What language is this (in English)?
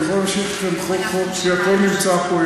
Hebrew